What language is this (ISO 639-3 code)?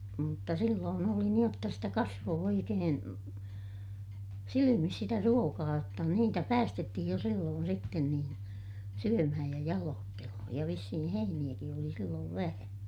fin